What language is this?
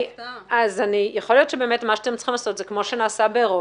Hebrew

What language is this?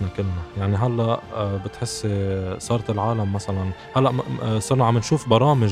Arabic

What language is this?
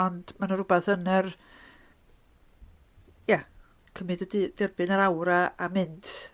Welsh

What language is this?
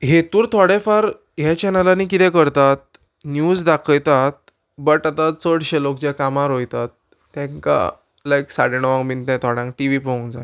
Konkani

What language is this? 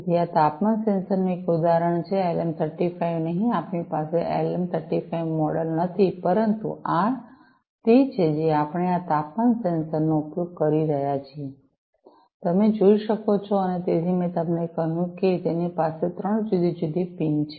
Gujarati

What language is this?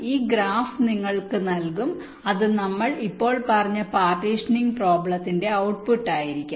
Malayalam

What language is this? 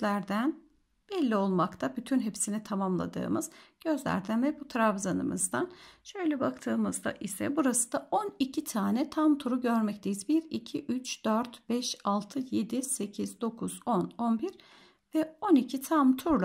Turkish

